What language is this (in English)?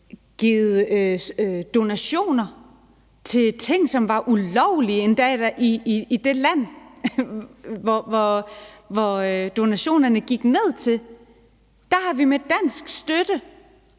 Danish